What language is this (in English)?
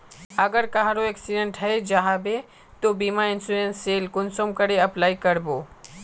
Magahi